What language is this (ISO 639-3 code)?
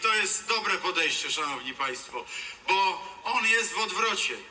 pol